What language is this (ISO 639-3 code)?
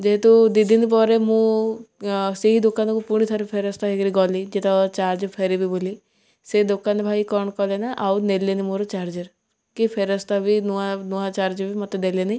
ori